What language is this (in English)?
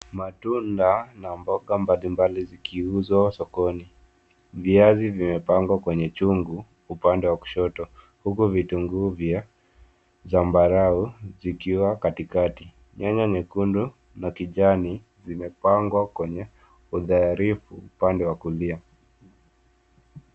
Swahili